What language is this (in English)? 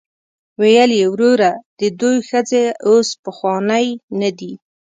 Pashto